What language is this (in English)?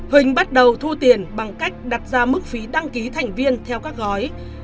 Vietnamese